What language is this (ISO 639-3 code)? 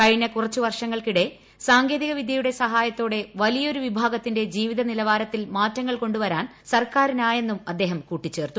mal